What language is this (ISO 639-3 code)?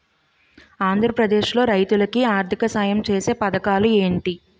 tel